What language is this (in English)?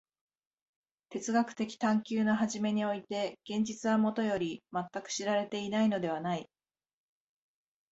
Japanese